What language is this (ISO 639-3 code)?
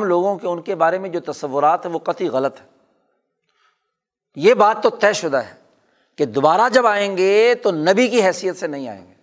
urd